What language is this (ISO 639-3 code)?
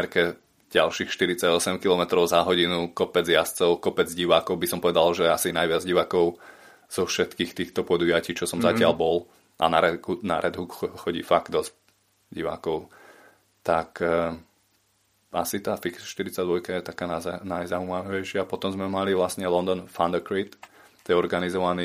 slk